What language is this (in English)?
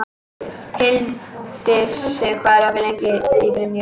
Icelandic